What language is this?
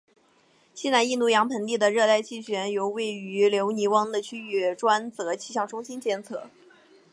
Chinese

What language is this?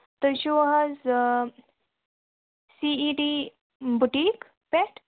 Kashmiri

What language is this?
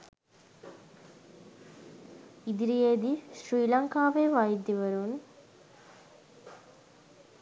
Sinhala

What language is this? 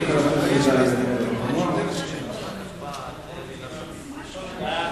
Hebrew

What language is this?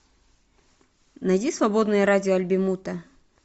Russian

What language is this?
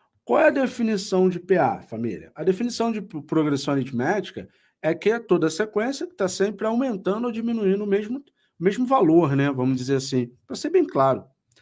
Portuguese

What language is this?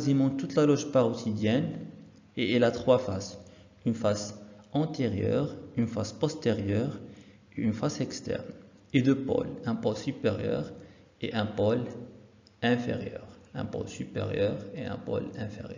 French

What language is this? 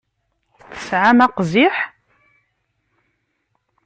Kabyle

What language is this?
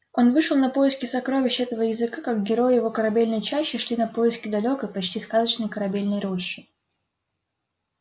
Russian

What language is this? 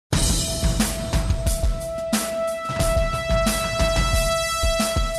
Spanish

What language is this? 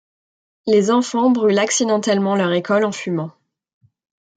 French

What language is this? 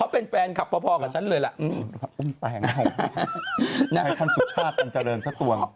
Thai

